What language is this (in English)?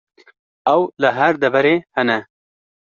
Kurdish